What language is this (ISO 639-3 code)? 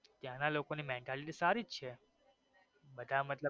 guj